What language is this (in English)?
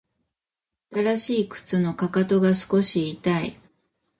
Japanese